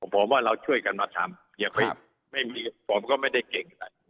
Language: Thai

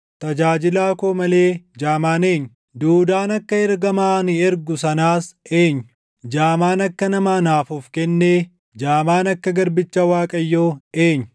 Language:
Oromo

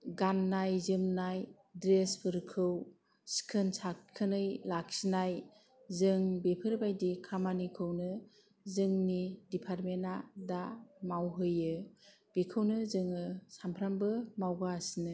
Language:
Bodo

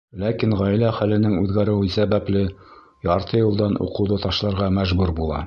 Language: Bashkir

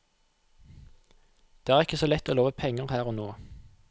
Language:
Norwegian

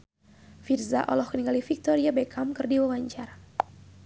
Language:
Sundanese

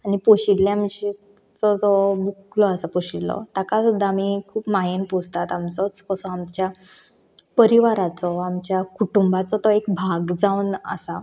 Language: Konkani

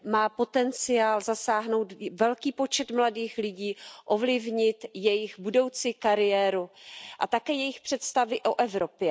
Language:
Czech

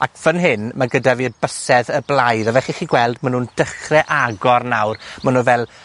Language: Welsh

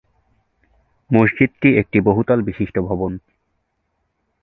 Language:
Bangla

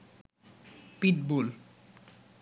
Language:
Bangla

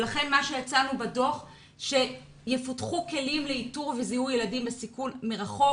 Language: Hebrew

